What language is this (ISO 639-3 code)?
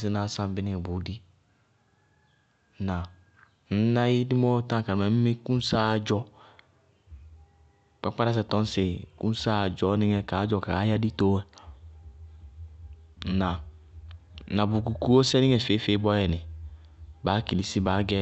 bqg